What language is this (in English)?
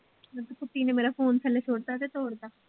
Punjabi